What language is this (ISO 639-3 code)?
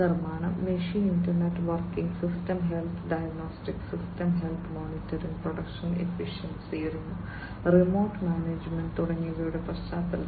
mal